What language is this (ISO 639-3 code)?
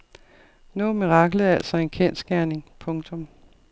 dan